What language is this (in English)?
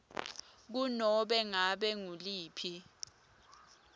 Swati